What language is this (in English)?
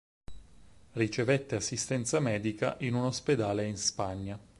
Italian